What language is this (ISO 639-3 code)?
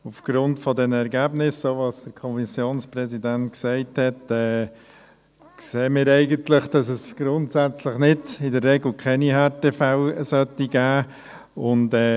gsw